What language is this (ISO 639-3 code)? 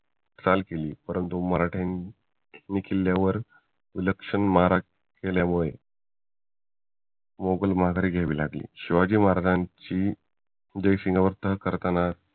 mar